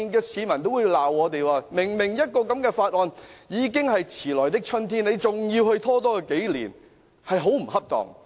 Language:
Cantonese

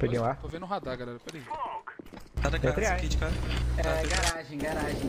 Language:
Portuguese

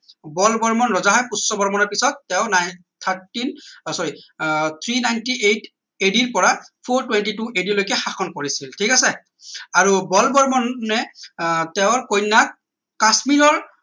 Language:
Assamese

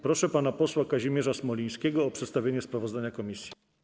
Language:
Polish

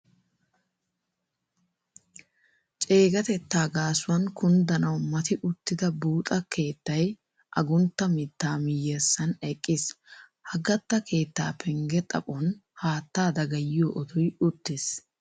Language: Wolaytta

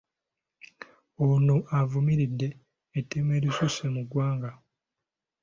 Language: Ganda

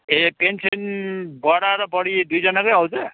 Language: Nepali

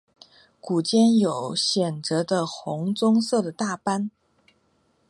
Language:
Chinese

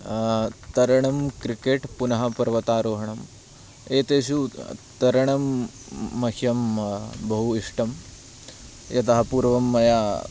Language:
Sanskrit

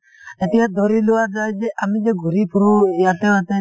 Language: Assamese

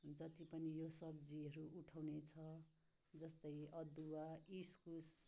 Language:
Nepali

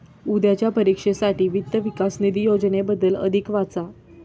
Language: Marathi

